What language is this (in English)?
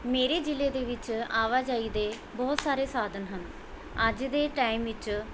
Punjabi